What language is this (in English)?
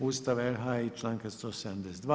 Croatian